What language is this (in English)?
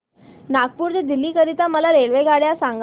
Marathi